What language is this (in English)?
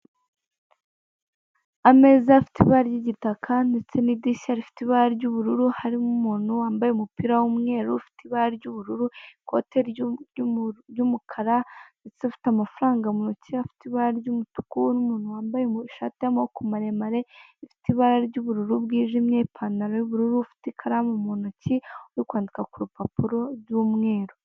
Kinyarwanda